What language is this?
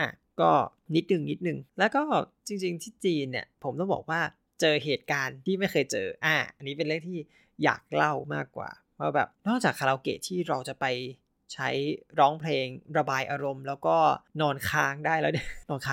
Thai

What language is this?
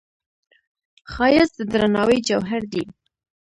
Pashto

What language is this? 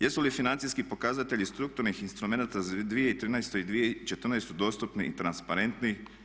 Croatian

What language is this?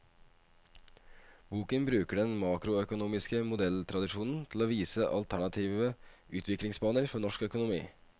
Norwegian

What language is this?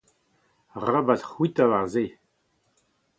Breton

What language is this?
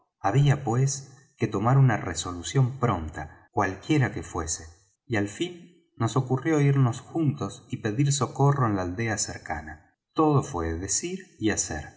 Spanish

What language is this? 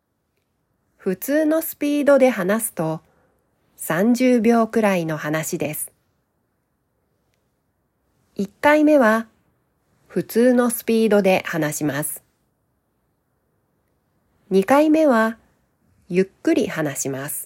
Japanese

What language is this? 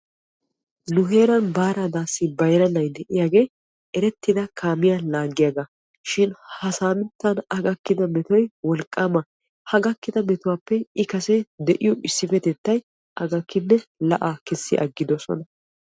Wolaytta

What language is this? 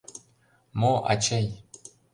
Mari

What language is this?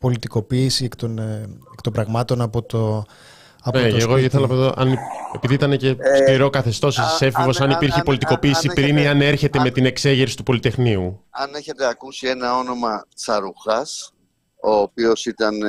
Greek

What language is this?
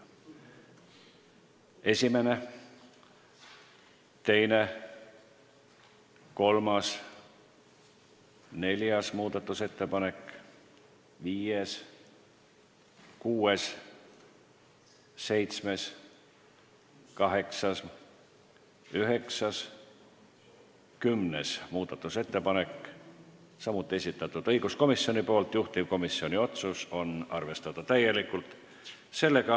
Estonian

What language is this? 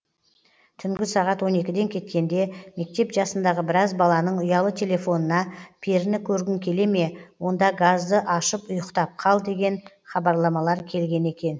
Kazakh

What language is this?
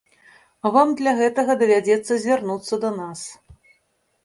Belarusian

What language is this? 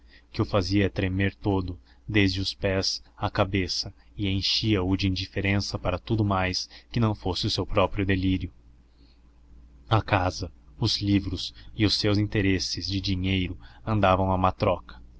Portuguese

